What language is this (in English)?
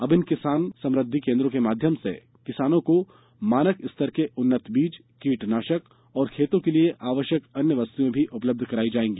Hindi